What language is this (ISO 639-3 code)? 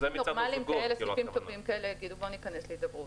heb